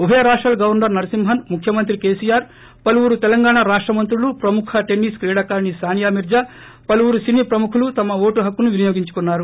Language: Telugu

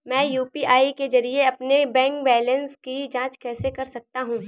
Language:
Hindi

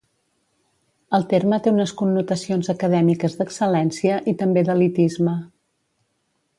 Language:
Catalan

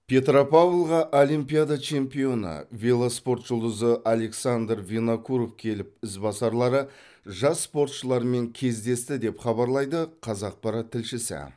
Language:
Kazakh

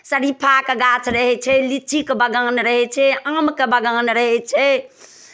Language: Maithili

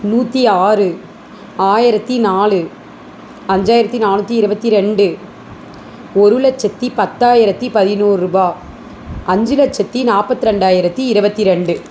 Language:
Tamil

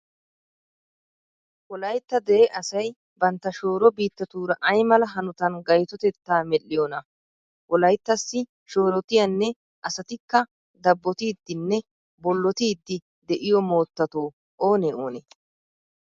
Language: Wolaytta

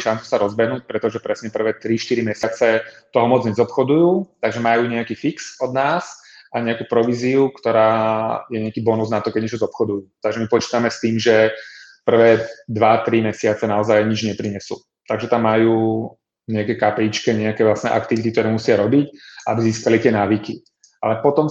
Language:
Czech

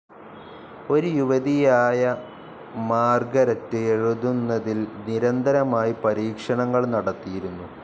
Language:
Malayalam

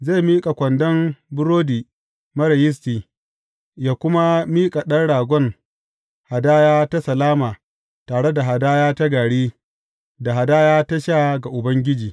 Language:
Hausa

